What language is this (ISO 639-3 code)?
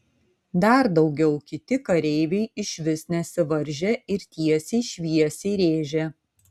lit